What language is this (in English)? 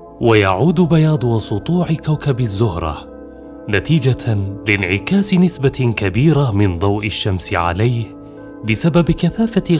Arabic